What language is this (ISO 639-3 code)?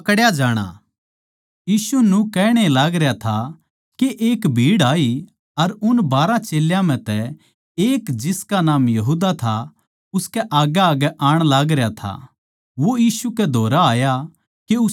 bgc